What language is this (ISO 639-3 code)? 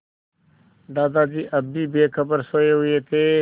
hin